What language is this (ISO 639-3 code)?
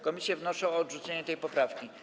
pol